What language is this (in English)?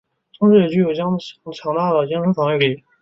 Chinese